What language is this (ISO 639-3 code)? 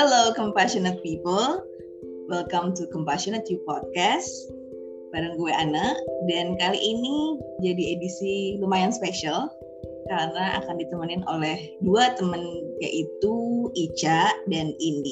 ind